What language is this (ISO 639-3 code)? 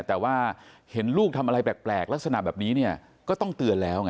tha